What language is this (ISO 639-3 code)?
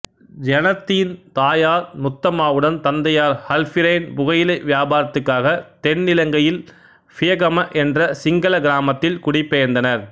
tam